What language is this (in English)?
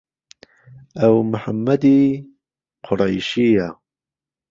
Central Kurdish